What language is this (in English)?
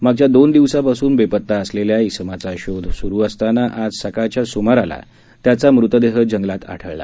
Marathi